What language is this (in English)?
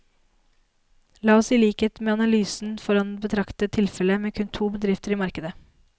Norwegian